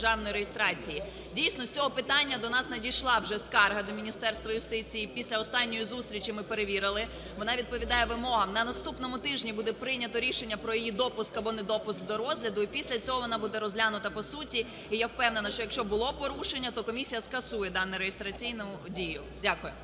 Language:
Ukrainian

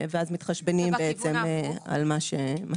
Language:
Hebrew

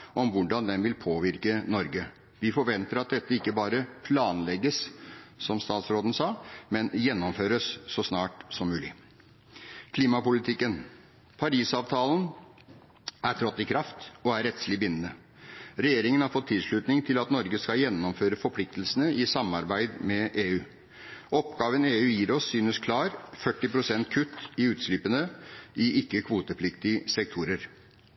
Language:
Norwegian Bokmål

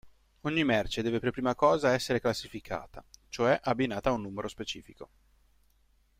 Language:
Italian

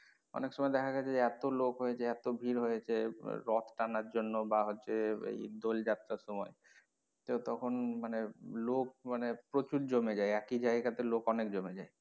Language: Bangla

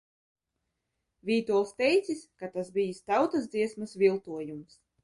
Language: Latvian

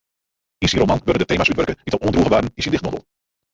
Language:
Western Frisian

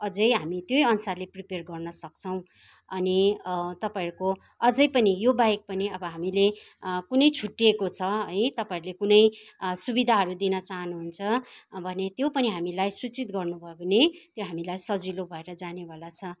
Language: Nepali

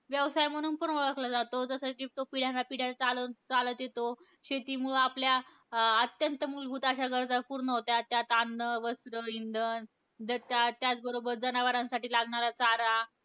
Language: Marathi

